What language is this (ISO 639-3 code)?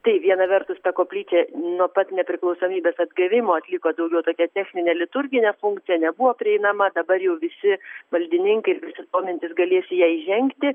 lit